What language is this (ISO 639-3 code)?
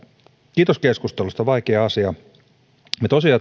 fin